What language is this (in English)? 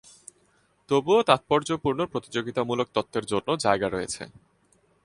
Bangla